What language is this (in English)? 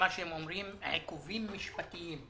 Hebrew